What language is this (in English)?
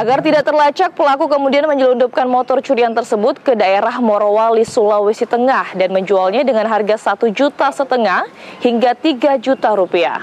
Indonesian